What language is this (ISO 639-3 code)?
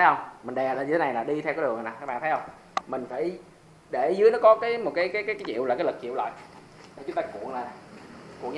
vie